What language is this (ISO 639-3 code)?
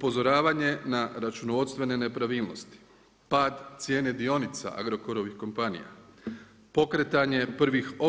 hrv